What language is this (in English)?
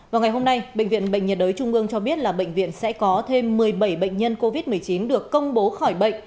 Vietnamese